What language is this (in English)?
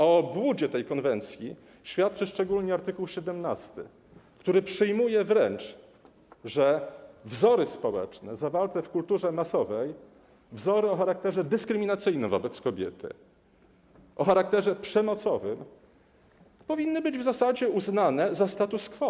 Polish